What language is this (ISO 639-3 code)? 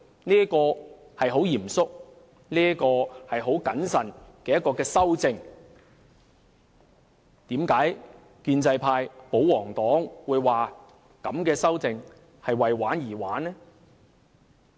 yue